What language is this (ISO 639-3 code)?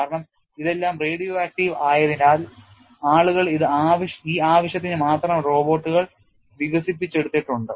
mal